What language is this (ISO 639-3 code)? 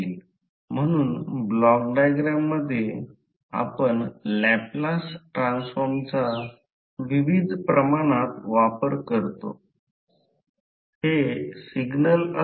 mar